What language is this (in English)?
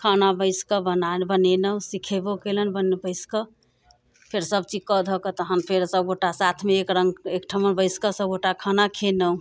Maithili